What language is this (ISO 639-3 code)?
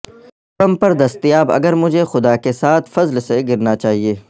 urd